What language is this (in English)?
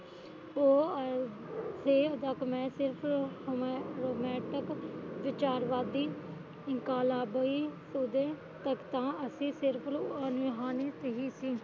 Punjabi